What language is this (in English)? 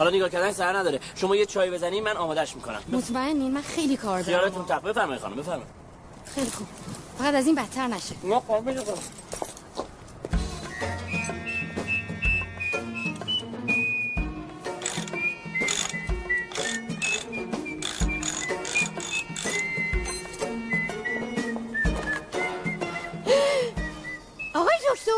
Persian